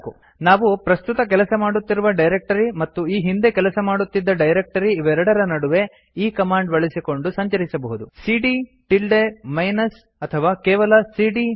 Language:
Kannada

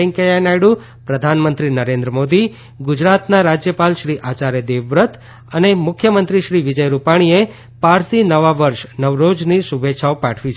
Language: Gujarati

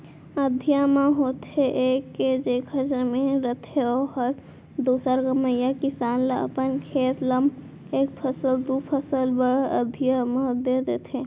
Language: Chhattisgarhi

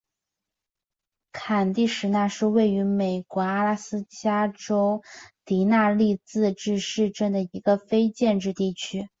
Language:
Chinese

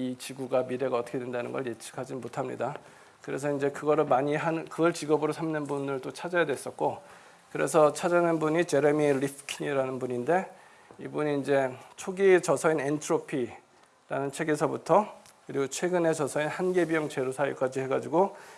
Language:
Korean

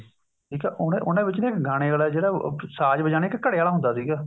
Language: Punjabi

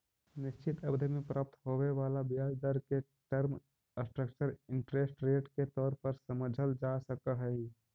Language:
Magahi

